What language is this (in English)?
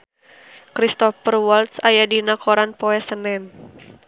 Sundanese